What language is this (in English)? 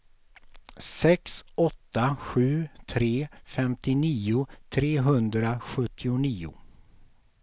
Swedish